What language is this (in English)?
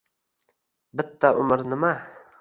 Uzbek